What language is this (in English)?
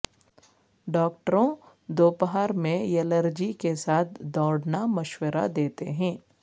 Urdu